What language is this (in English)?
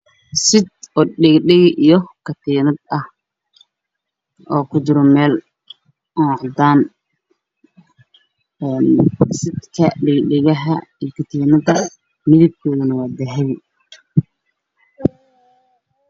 Somali